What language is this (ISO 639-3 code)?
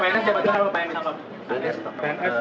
ind